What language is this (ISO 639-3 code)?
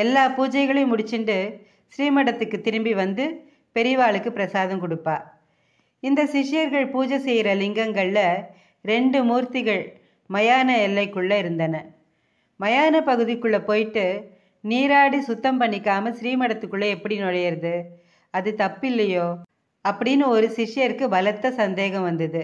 tam